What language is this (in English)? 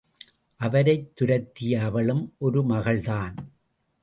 Tamil